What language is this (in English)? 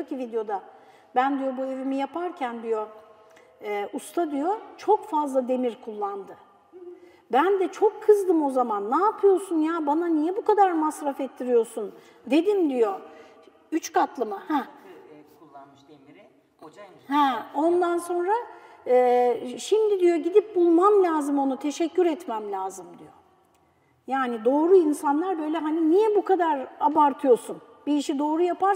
Turkish